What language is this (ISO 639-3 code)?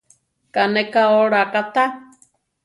tar